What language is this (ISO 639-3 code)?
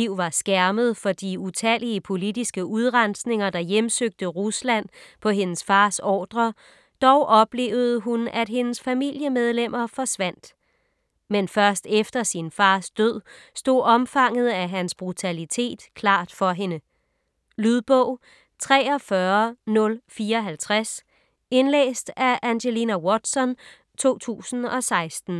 dan